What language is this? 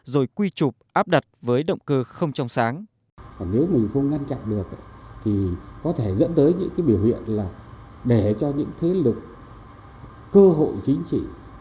Vietnamese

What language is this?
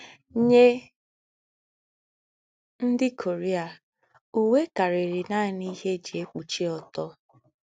Igbo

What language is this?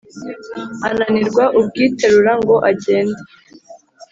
Kinyarwanda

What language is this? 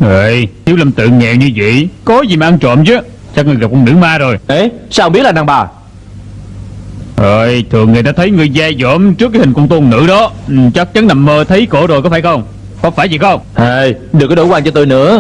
Vietnamese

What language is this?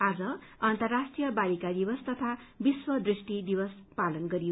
Nepali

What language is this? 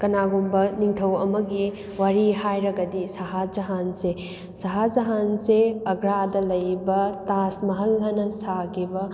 Manipuri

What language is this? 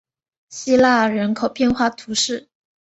Chinese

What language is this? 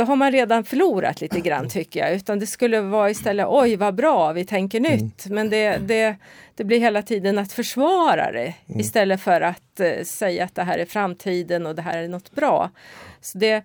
Swedish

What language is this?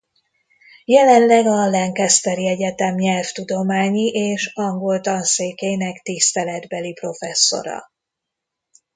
Hungarian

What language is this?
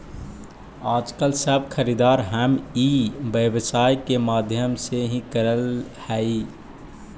Magahi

